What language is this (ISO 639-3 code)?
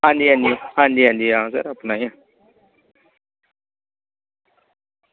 doi